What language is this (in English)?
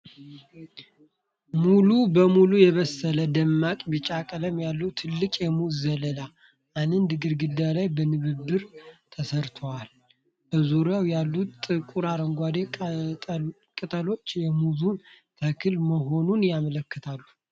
Amharic